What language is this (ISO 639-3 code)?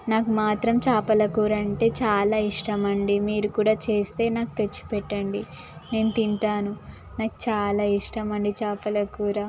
tel